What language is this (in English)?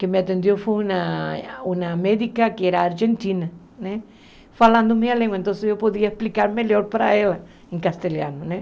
Portuguese